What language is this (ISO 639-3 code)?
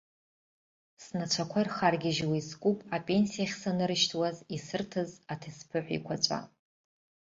abk